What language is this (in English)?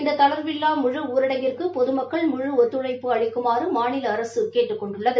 Tamil